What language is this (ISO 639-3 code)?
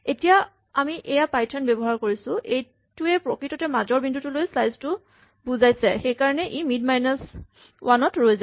asm